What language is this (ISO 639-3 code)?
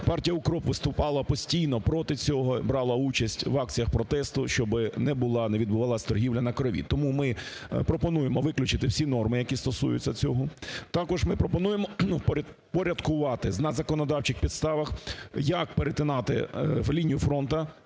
ukr